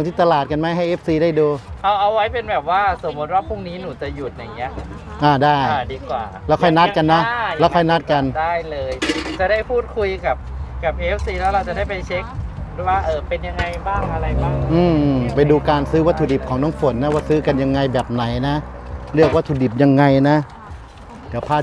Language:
Thai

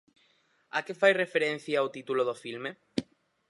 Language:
Galician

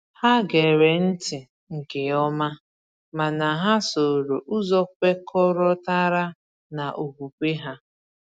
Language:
Igbo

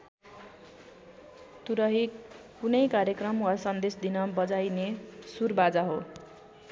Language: Nepali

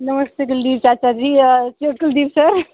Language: Dogri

